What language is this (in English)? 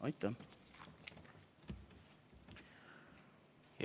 Estonian